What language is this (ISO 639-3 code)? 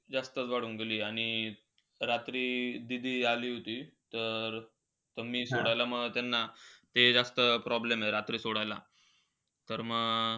mar